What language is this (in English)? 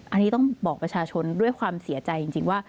Thai